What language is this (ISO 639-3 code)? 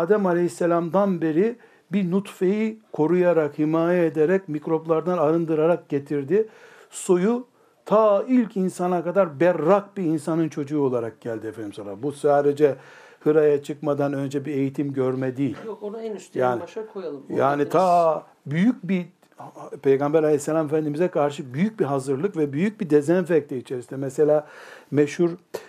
tur